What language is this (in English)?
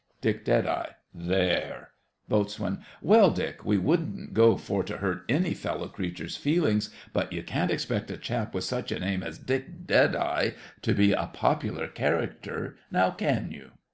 English